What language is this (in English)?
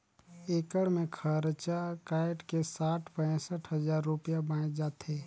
Chhattisgarhi